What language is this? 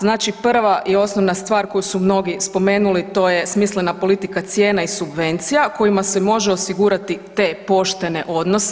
Croatian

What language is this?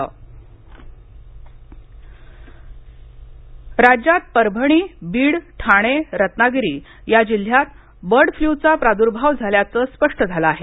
Marathi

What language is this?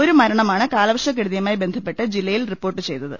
Malayalam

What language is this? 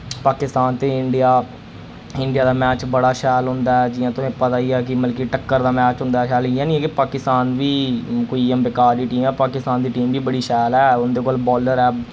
Dogri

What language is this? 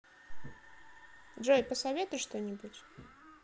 Russian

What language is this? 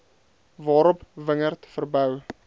Afrikaans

